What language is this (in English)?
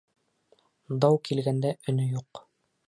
Bashkir